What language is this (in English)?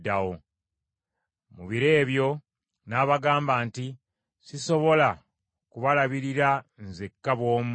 Ganda